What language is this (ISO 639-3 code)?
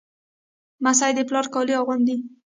pus